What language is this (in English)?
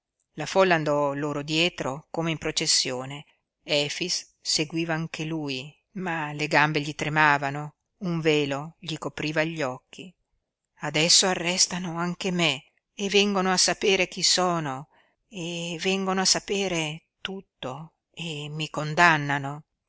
Italian